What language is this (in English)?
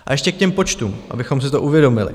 Czech